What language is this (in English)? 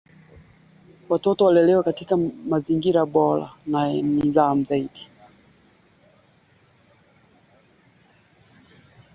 Swahili